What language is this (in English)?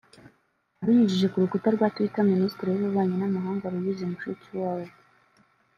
Kinyarwanda